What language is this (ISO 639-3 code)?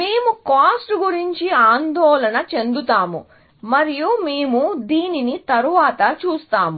tel